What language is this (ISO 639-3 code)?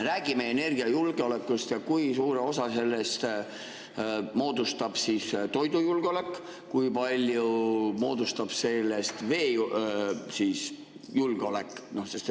est